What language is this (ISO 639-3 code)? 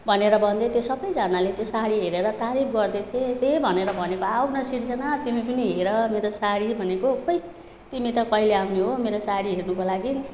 nep